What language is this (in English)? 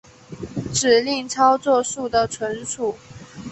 Chinese